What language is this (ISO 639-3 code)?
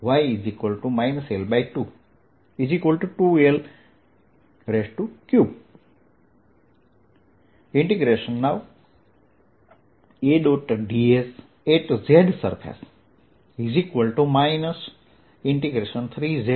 guj